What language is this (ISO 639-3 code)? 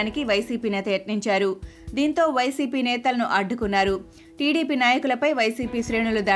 tel